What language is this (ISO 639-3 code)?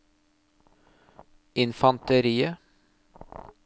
nor